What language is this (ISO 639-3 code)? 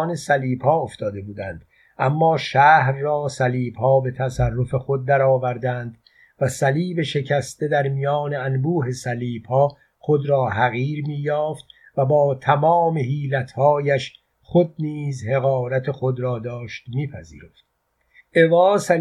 fas